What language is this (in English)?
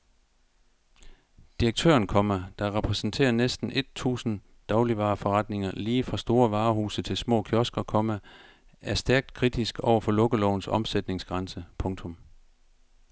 Danish